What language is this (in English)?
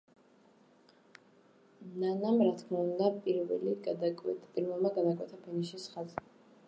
Georgian